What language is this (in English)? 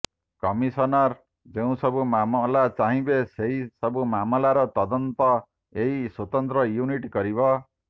Odia